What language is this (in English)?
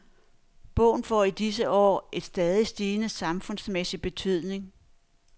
Danish